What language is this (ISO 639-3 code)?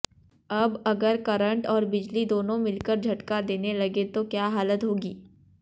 hin